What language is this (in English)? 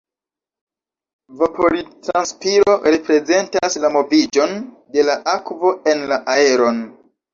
Esperanto